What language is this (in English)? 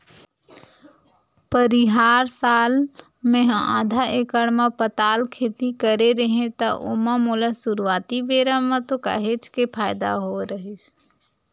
Chhattisgarhi